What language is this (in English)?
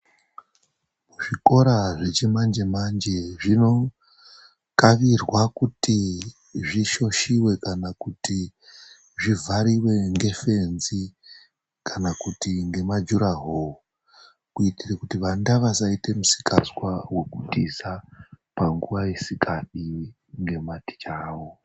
Ndau